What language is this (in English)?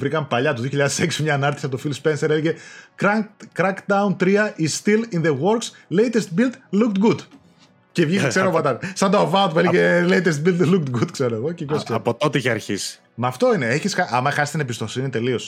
Greek